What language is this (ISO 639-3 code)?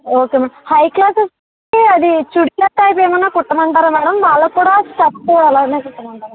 tel